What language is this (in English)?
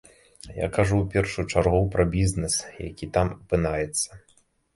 Belarusian